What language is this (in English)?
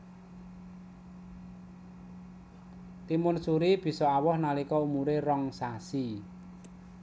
Javanese